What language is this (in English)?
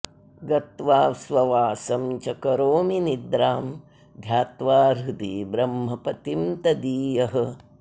Sanskrit